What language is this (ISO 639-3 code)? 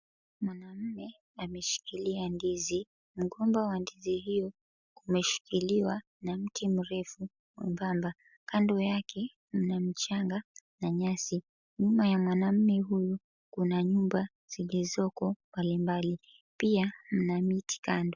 swa